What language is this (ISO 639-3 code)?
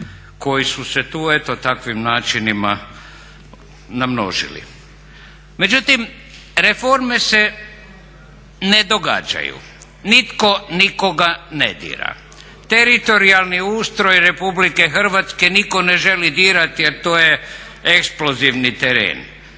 hrv